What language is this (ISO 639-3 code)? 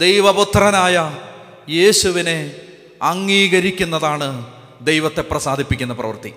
mal